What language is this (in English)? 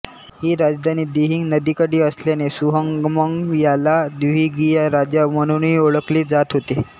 Marathi